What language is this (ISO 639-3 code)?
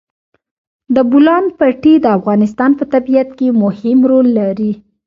pus